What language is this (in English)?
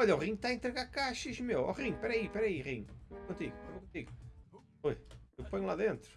Portuguese